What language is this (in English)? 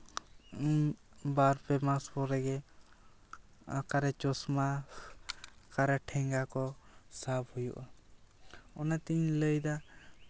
Santali